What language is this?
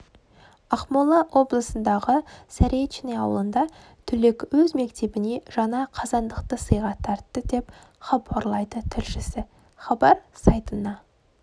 Kazakh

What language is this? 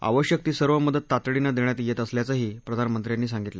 Marathi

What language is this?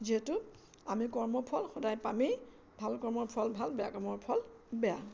Assamese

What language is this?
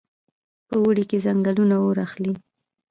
Pashto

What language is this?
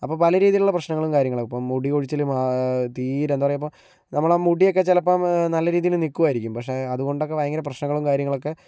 Malayalam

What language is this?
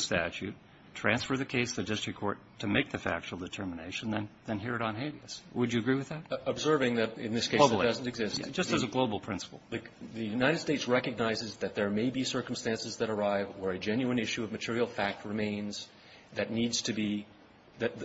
English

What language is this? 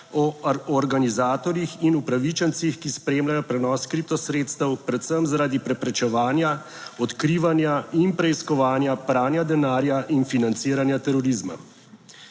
Slovenian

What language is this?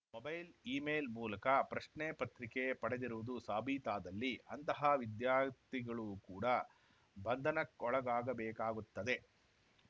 Kannada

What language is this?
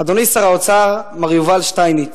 Hebrew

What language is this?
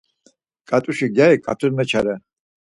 Laz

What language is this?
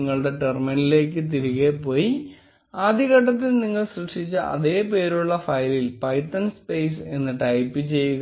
Malayalam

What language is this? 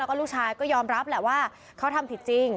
Thai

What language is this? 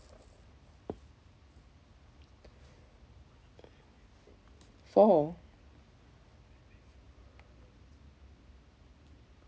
English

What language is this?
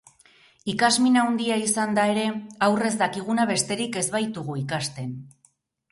Basque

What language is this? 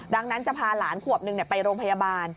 Thai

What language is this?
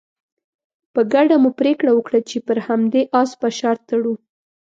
Pashto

